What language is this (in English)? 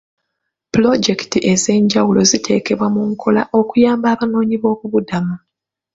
Ganda